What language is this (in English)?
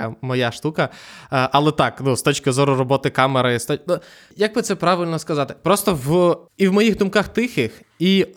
Ukrainian